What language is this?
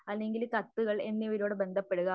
Malayalam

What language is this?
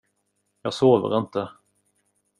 Swedish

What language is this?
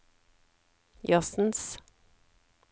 Norwegian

